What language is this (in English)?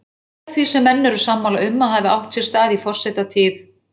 Icelandic